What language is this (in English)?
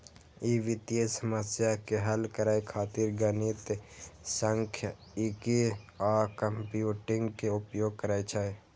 Maithili